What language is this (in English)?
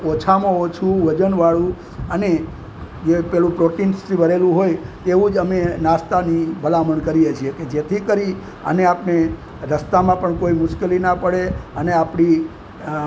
Gujarati